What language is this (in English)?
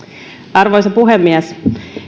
Finnish